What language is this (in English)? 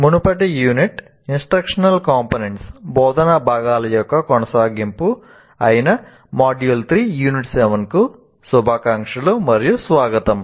Telugu